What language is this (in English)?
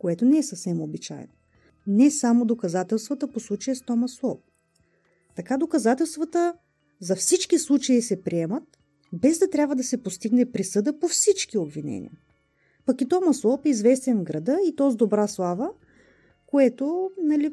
Bulgarian